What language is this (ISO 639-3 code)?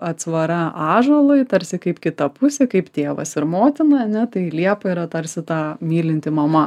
lit